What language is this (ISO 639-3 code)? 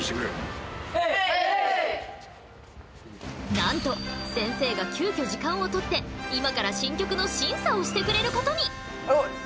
jpn